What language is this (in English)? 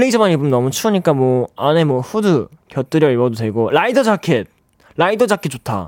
Korean